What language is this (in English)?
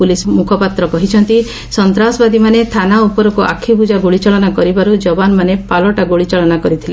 Odia